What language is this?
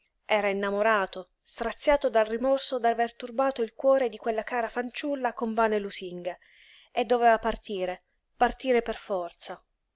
Italian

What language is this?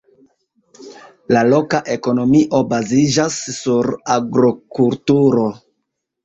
Esperanto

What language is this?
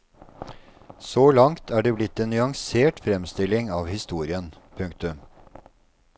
Norwegian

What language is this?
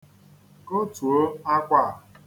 Igbo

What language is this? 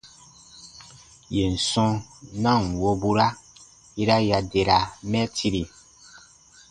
Baatonum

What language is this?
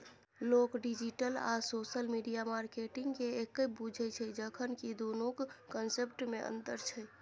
Maithili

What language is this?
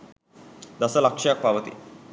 Sinhala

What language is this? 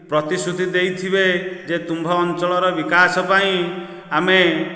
Odia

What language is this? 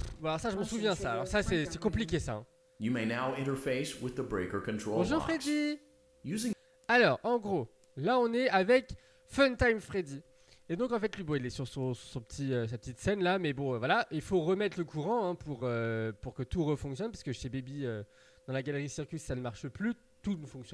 French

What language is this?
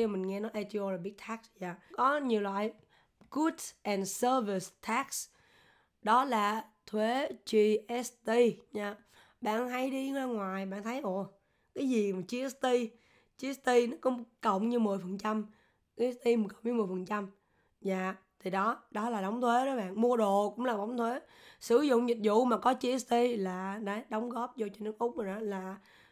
Vietnamese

